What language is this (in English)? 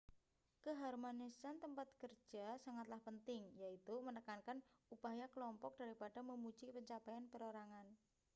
Indonesian